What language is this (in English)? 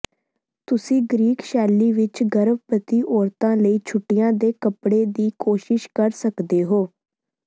Punjabi